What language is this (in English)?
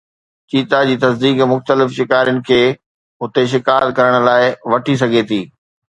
Sindhi